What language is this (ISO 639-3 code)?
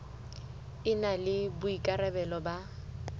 sot